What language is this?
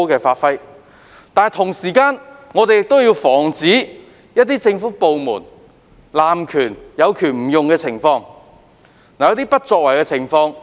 Cantonese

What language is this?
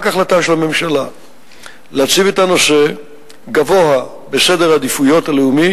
Hebrew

